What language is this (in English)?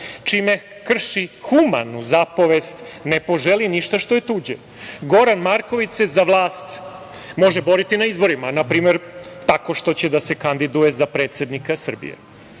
Serbian